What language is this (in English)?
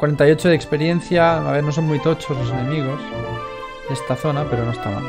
Spanish